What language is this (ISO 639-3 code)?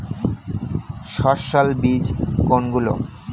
ben